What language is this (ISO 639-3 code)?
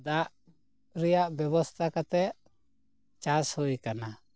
sat